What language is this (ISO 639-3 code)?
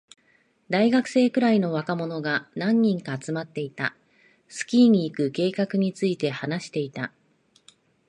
jpn